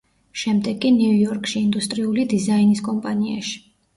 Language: Georgian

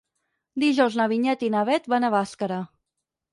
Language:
Catalan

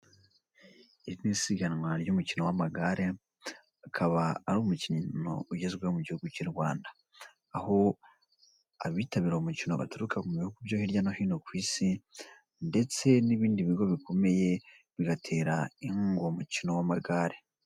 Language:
Kinyarwanda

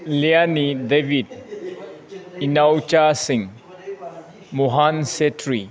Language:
Manipuri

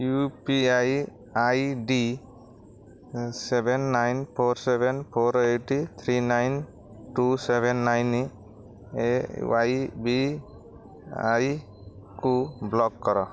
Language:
Odia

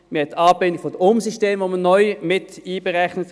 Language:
Swiss German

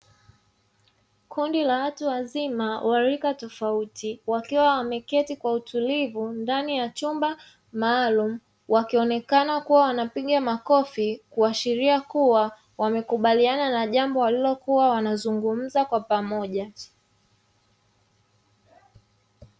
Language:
Swahili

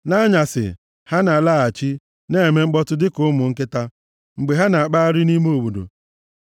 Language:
Igbo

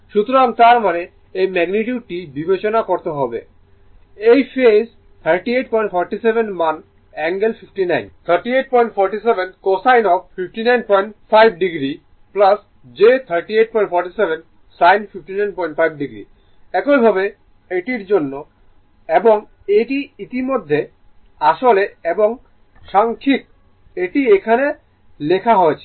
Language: Bangla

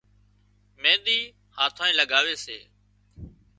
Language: Wadiyara Koli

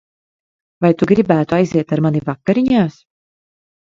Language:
Latvian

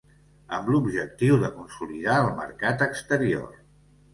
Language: Catalan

